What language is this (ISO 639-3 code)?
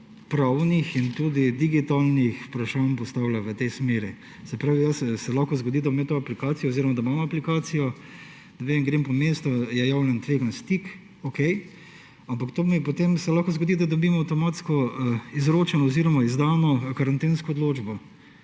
slv